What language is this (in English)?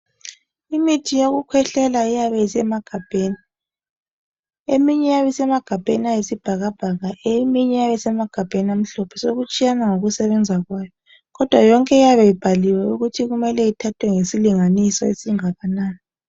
North Ndebele